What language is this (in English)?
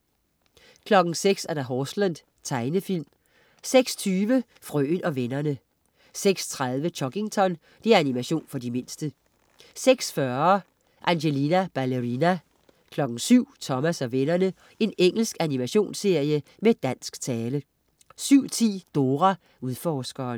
Danish